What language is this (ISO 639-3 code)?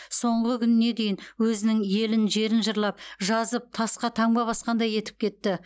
kaz